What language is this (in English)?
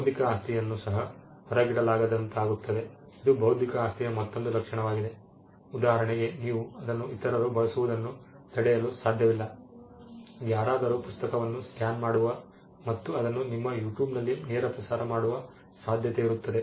Kannada